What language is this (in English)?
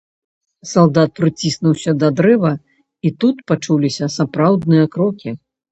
Belarusian